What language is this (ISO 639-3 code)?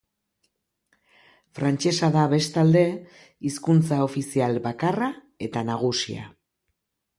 eus